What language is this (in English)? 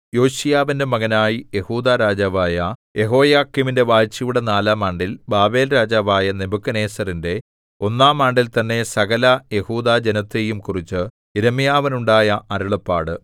Malayalam